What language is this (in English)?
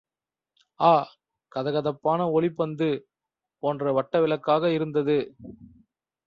Tamil